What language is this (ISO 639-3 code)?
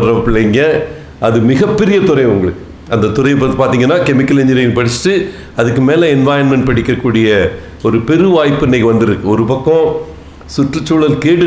tam